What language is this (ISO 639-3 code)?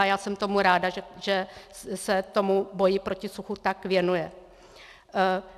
ces